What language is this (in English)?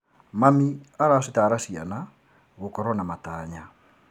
Kikuyu